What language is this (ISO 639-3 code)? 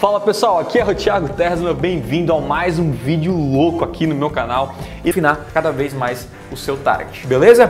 por